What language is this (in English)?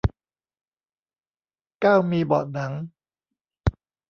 Thai